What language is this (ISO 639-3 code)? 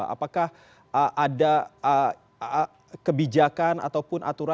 ind